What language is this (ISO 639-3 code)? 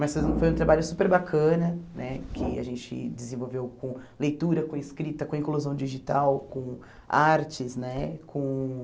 por